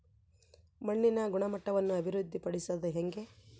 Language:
Kannada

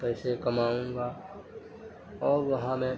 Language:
Urdu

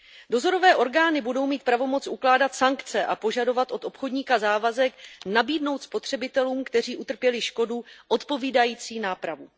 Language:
Czech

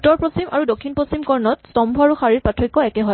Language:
Assamese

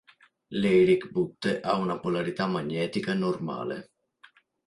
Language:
Italian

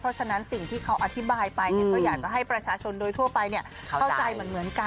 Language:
Thai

